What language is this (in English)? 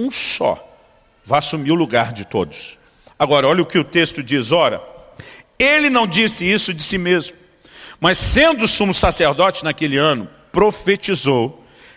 Portuguese